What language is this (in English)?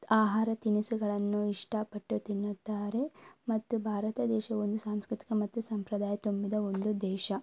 Kannada